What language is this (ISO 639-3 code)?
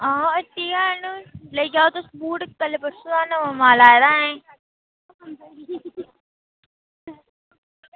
doi